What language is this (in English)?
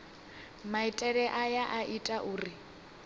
Venda